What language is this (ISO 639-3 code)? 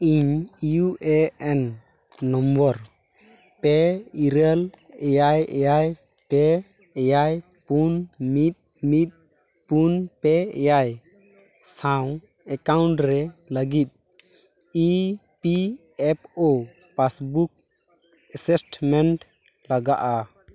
sat